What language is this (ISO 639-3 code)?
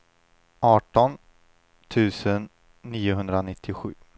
swe